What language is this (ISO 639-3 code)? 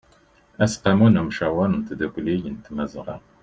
kab